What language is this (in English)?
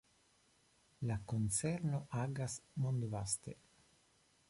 Esperanto